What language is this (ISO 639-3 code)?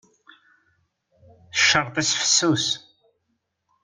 kab